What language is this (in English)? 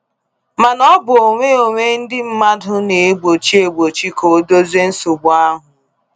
Igbo